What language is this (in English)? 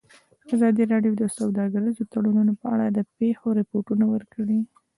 Pashto